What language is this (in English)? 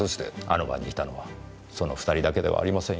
Japanese